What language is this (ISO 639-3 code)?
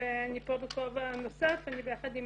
heb